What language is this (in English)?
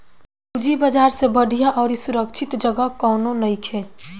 Bhojpuri